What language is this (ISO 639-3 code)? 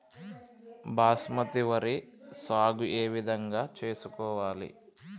tel